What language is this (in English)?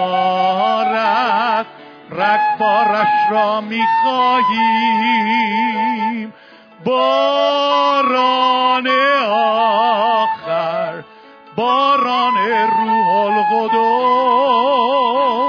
Persian